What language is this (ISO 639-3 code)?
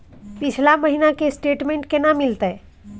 mai